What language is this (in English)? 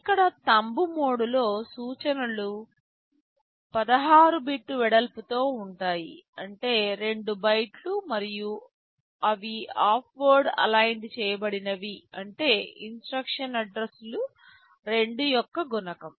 Telugu